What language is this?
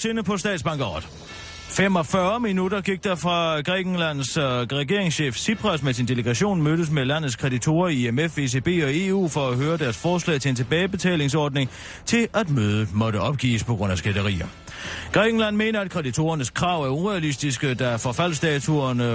Danish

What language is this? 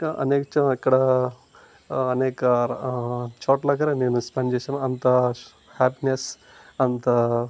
Telugu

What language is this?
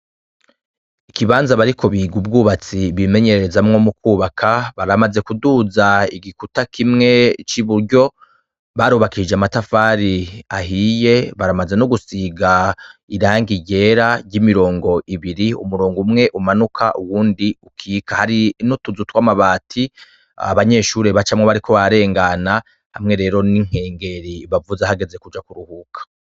Rundi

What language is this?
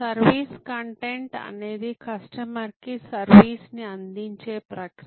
Telugu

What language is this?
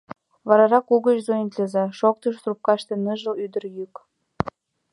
Mari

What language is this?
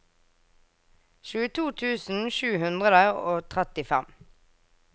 Norwegian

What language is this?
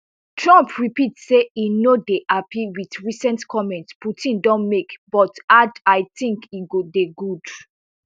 Nigerian Pidgin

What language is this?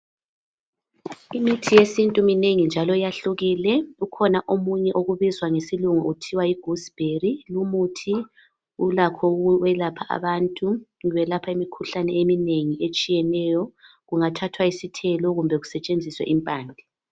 North Ndebele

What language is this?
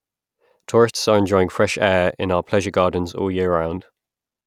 English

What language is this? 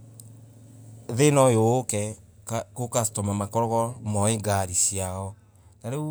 Embu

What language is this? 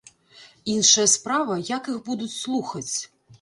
Belarusian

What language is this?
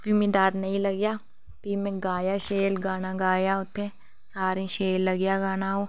Dogri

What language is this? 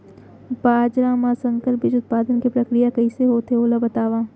Chhattisgarhi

